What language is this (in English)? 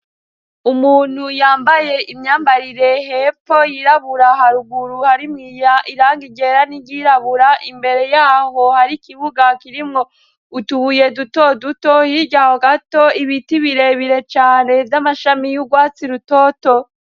Rundi